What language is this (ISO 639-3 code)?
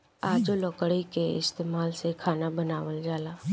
bho